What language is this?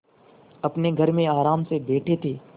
Hindi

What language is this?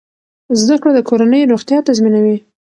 Pashto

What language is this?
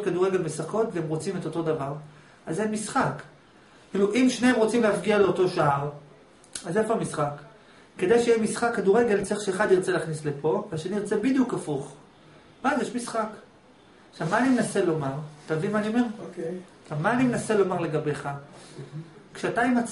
Hebrew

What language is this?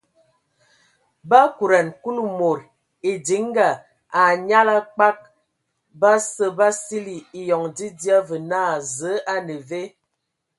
Ewondo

